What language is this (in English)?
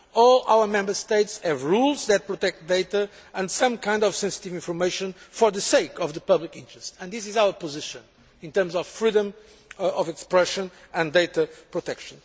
English